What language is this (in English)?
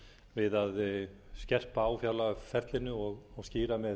Icelandic